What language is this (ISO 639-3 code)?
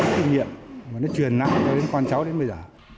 vie